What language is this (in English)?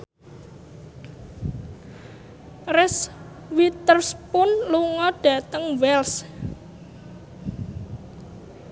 Javanese